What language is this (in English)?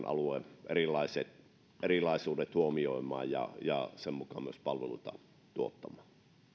Finnish